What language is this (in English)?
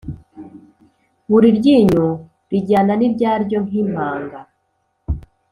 Kinyarwanda